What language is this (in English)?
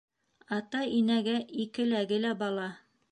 Bashkir